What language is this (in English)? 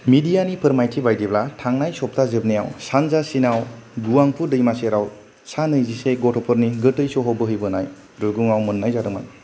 Bodo